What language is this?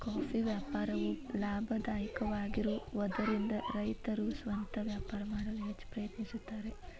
Kannada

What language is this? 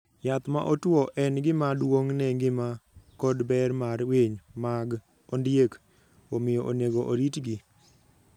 Luo (Kenya and Tanzania)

